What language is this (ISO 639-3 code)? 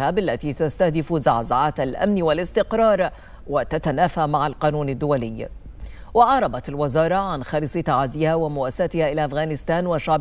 ara